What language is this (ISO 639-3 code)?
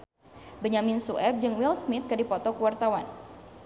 sun